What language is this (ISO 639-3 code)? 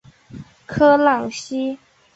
zho